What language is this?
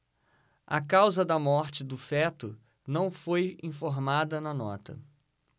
Portuguese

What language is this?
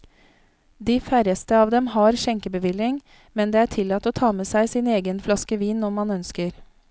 Norwegian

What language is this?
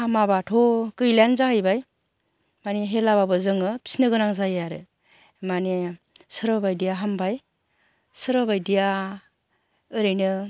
Bodo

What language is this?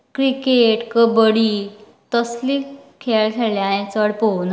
Konkani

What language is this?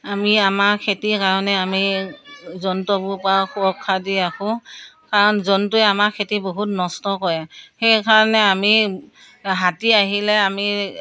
Assamese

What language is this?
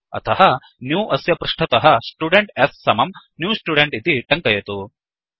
Sanskrit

